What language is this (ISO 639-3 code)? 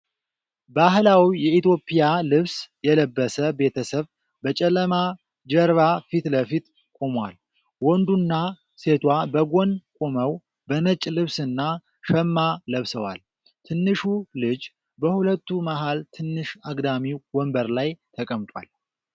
amh